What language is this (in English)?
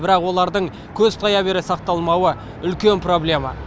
Kazakh